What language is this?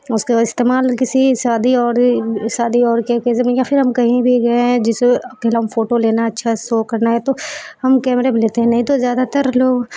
Urdu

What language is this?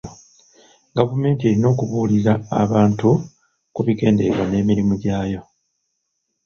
Ganda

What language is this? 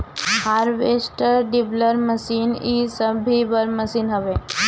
Bhojpuri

